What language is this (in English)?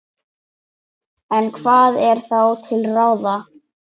Icelandic